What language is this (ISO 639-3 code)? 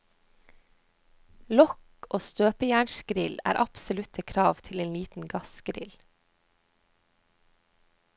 nor